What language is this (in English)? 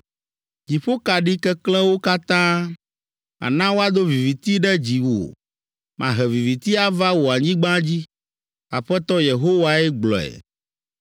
Ewe